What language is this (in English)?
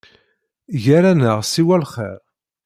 Kabyle